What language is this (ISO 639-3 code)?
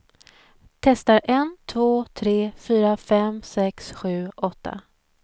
swe